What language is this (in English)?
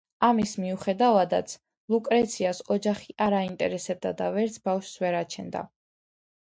Georgian